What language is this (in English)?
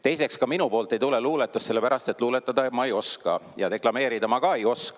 Estonian